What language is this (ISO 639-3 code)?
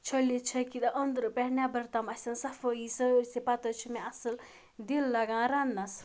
kas